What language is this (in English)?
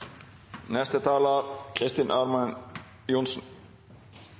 Norwegian Nynorsk